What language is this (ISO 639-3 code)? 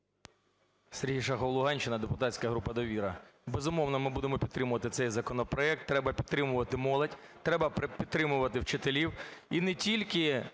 ukr